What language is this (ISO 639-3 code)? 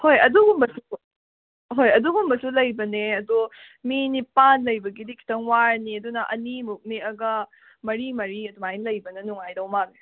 mni